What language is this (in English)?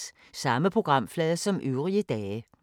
Danish